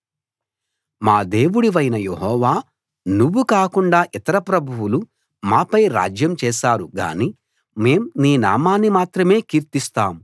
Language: Telugu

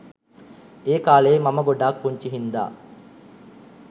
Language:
Sinhala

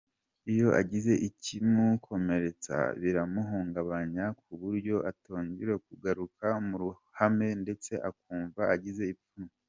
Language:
Kinyarwanda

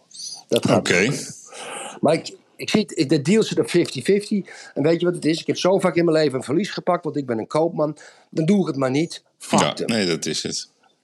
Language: Dutch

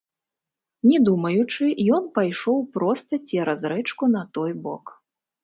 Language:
Belarusian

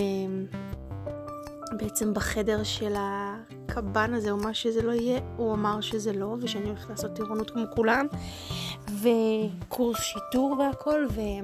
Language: Hebrew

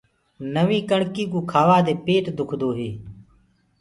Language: Gurgula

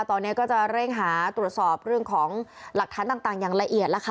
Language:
Thai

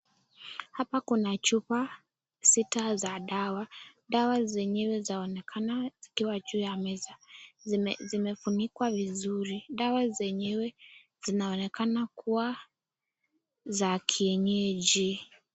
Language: Swahili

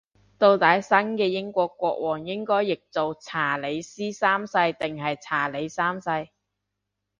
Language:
Cantonese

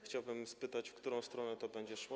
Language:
Polish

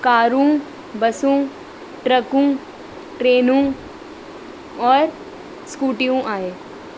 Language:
Sindhi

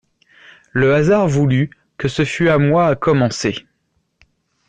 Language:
French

